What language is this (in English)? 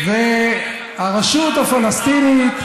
Hebrew